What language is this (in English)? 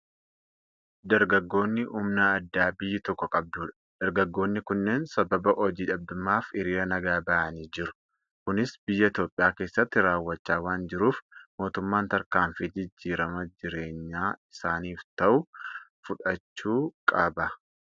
Oromo